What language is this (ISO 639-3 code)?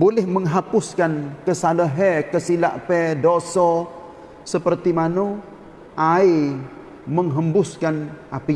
msa